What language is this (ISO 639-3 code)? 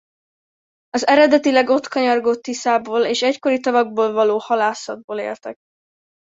hun